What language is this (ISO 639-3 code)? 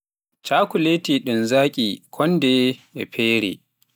fuf